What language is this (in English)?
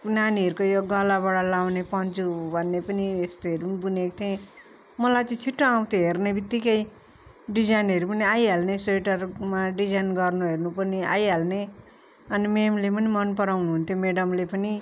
Nepali